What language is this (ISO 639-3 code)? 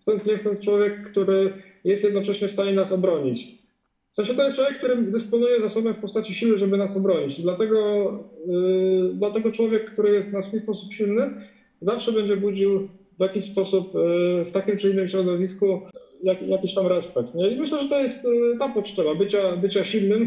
pol